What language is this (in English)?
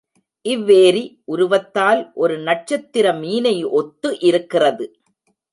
Tamil